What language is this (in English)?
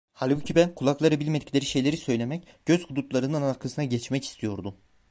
Turkish